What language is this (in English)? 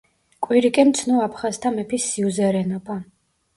Georgian